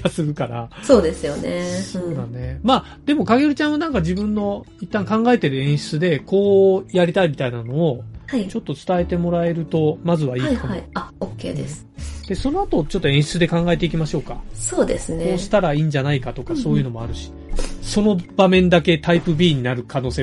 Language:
Japanese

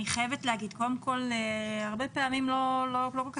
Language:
Hebrew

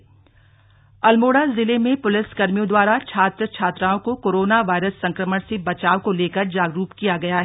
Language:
Hindi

